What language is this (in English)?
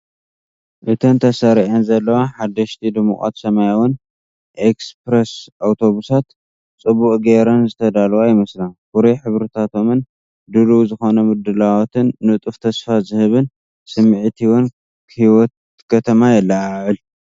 Tigrinya